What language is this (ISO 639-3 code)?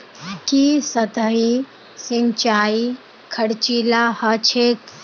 mag